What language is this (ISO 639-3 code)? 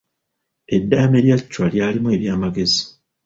lug